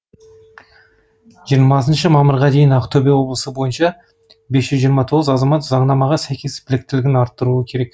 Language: Kazakh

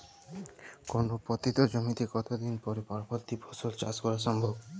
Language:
Bangla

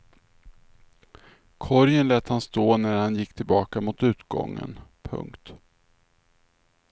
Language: Swedish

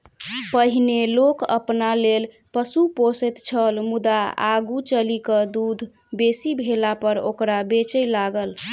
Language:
Maithili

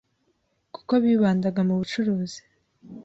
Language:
Kinyarwanda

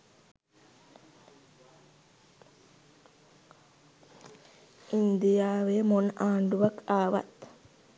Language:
Sinhala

